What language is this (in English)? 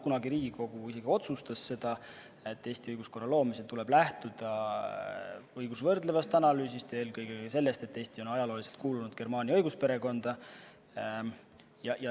Estonian